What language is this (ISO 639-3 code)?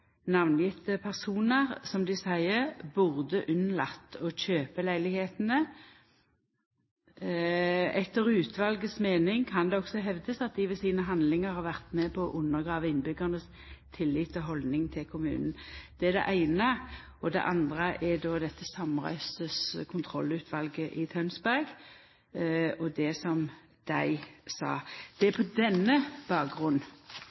nno